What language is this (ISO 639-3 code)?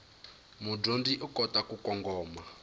tso